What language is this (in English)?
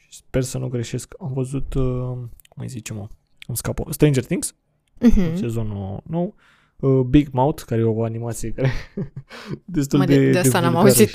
Romanian